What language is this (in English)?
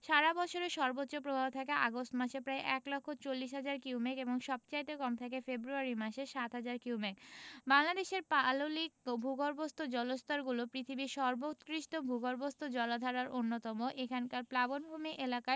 Bangla